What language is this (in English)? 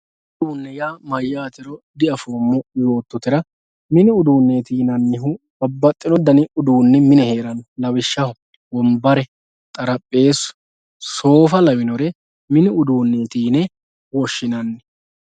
Sidamo